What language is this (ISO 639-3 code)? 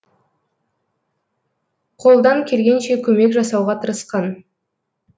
kaz